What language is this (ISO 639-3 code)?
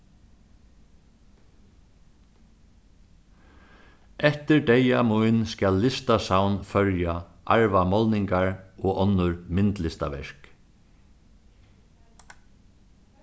fao